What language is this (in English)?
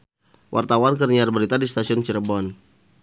Sundanese